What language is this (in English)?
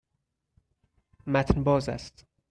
Persian